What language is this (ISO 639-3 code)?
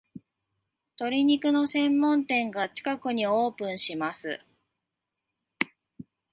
jpn